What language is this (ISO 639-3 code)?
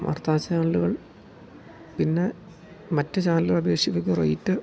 mal